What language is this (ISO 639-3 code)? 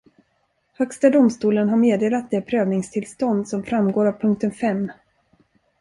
swe